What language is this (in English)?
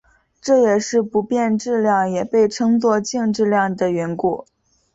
Chinese